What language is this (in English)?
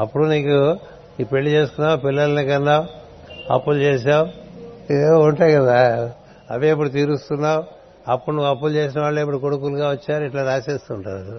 Telugu